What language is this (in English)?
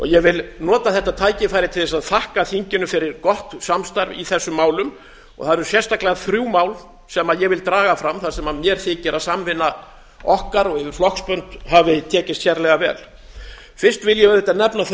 Icelandic